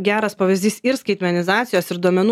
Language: Lithuanian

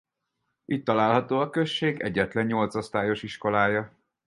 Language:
Hungarian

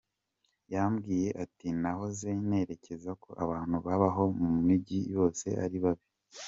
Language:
Kinyarwanda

